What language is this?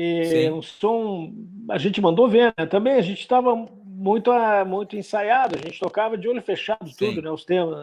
Portuguese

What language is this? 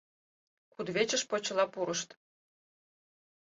Mari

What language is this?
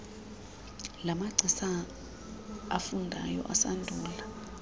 Xhosa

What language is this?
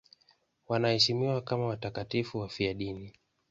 Swahili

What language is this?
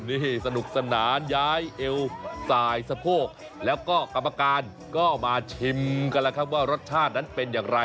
Thai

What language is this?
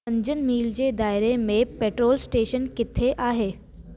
Sindhi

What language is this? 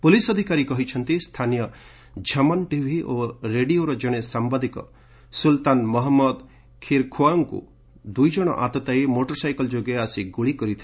Odia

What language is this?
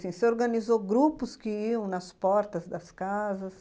Portuguese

